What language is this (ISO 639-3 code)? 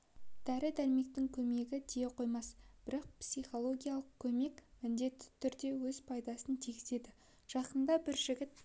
kaz